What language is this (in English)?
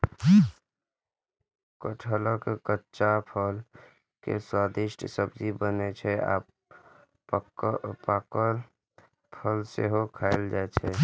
Maithili